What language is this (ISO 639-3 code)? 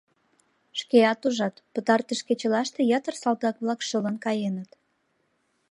chm